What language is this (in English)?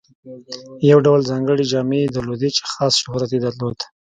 Pashto